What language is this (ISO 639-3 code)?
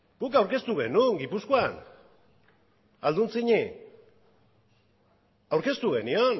eus